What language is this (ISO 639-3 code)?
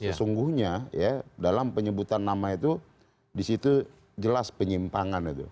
ind